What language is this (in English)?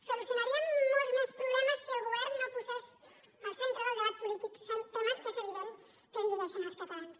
Catalan